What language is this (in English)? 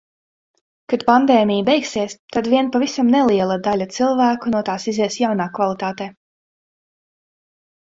Latvian